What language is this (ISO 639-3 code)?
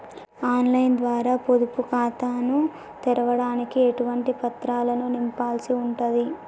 tel